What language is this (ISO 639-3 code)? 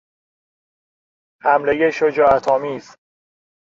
fas